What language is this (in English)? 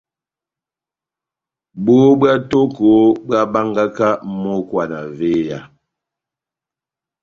Batanga